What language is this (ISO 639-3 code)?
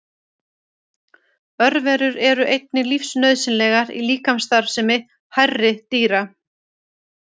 isl